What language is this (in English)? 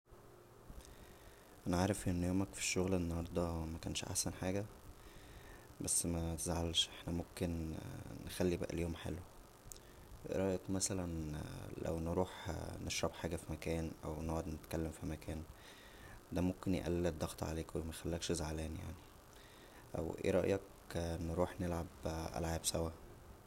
Egyptian Arabic